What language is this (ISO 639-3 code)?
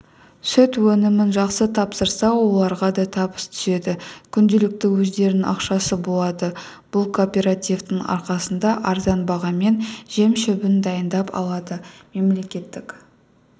kaz